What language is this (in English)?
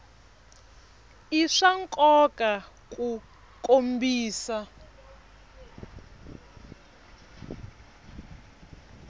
Tsonga